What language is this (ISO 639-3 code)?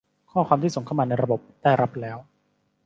tha